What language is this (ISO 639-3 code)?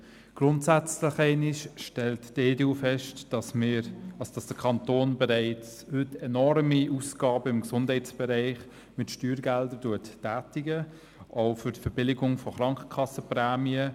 gsw